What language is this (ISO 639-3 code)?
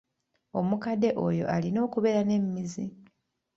lug